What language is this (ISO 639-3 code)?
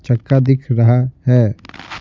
hin